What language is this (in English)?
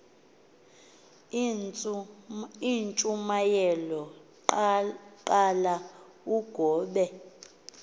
Xhosa